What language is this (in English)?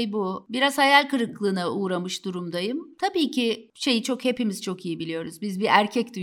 Turkish